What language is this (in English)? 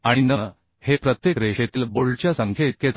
Marathi